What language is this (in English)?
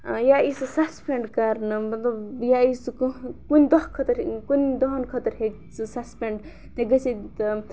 Kashmiri